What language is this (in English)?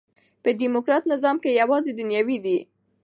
Pashto